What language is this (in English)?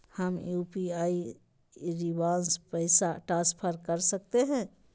Magahi